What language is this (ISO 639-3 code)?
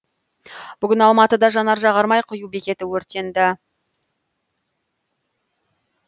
kaz